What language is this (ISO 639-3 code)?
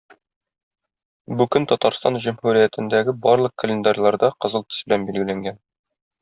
tat